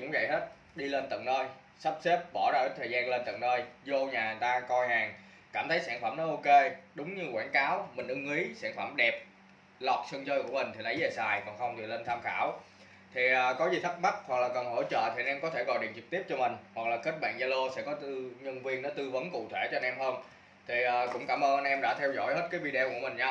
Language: Vietnamese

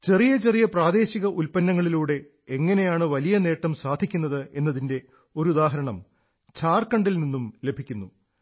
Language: Malayalam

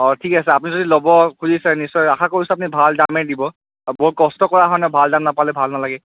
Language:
Assamese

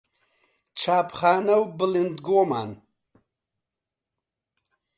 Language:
Central Kurdish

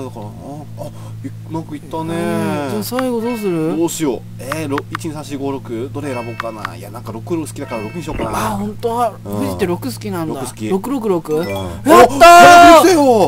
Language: Japanese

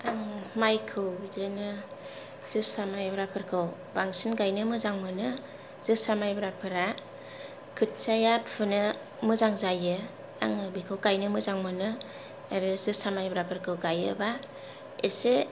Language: Bodo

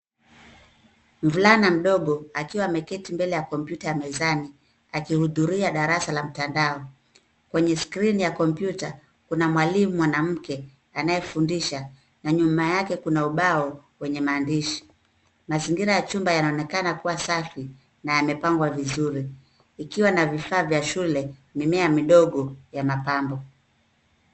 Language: Swahili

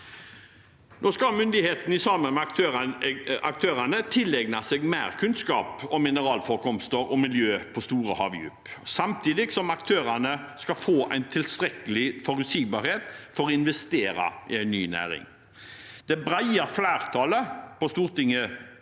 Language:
Norwegian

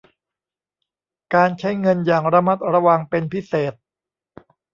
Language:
Thai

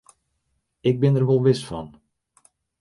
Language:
Western Frisian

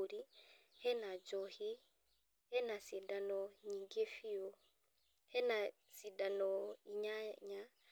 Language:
Kikuyu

